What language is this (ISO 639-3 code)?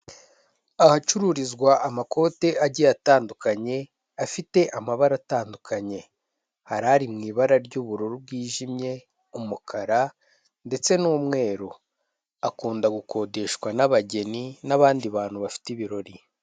kin